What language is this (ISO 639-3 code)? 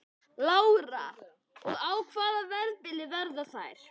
isl